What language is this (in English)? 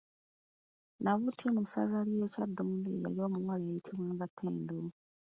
Ganda